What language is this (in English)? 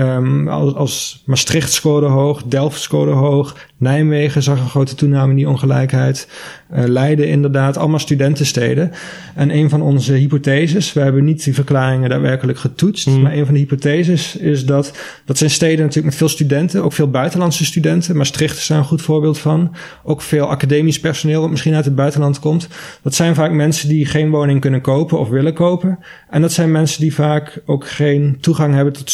Dutch